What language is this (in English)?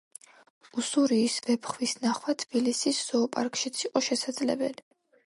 Georgian